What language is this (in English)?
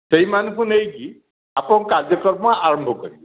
Odia